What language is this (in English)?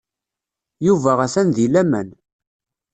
Kabyle